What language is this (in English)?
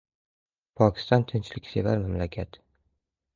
Uzbek